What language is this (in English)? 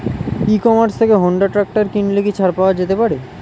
Bangla